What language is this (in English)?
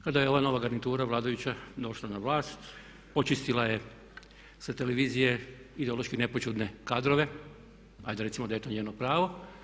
Croatian